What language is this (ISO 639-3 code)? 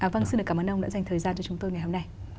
vie